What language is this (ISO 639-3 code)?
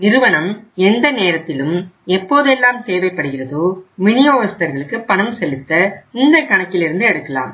tam